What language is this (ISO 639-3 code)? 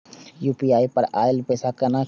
mai